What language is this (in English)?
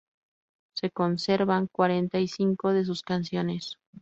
Spanish